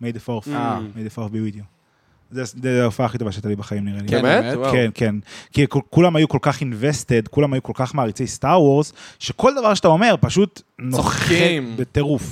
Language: Hebrew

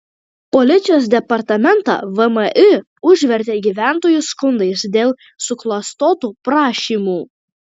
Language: Lithuanian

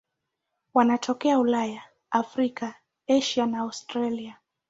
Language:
Swahili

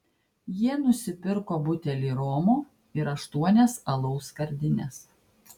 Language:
Lithuanian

